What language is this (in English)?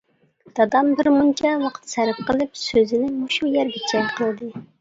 Uyghur